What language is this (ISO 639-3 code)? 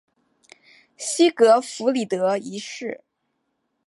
zho